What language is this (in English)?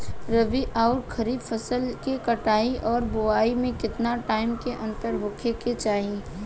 Bhojpuri